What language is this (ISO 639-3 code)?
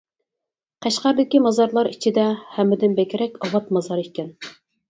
uig